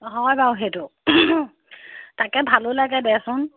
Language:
Assamese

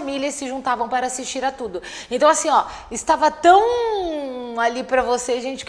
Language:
Portuguese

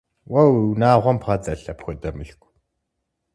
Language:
Kabardian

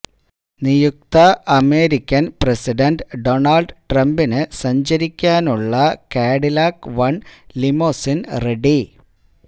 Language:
Malayalam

